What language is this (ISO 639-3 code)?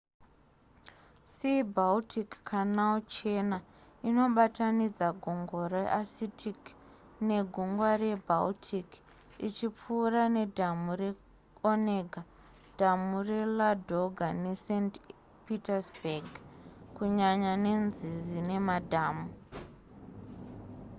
sna